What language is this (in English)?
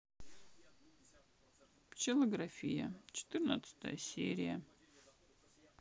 Russian